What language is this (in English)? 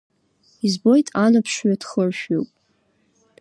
Abkhazian